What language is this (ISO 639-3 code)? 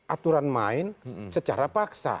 ind